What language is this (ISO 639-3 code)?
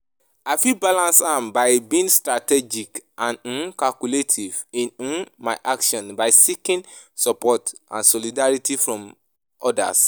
pcm